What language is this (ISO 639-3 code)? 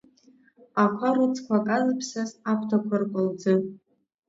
abk